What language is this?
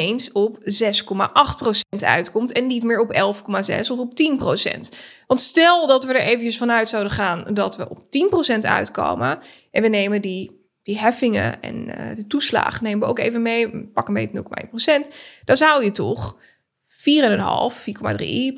Dutch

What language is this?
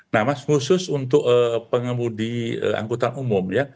Indonesian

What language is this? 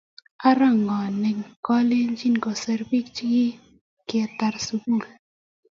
Kalenjin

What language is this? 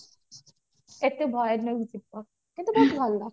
Odia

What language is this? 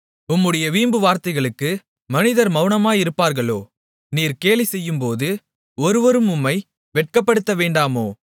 Tamil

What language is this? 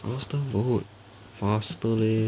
English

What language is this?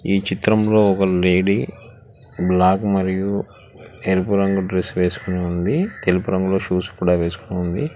Telugu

